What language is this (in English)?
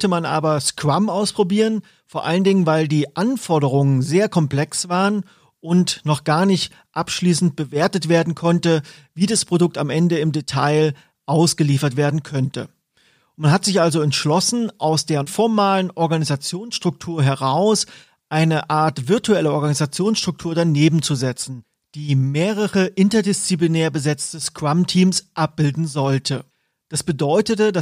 German